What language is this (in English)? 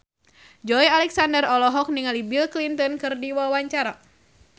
Sundanese